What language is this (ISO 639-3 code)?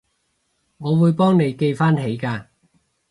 yue